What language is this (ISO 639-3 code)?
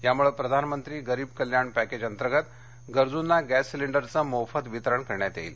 mar